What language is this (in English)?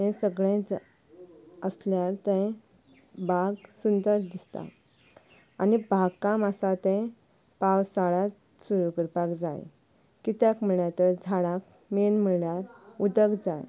Konkani